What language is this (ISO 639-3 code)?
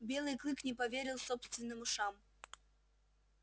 rus